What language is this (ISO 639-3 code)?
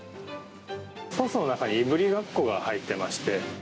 jpn